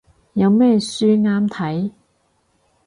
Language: Cantonese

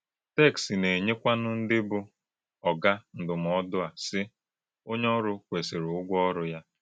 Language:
Igbo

